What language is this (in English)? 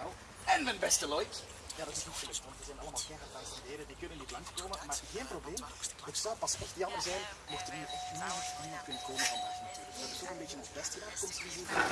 Dutch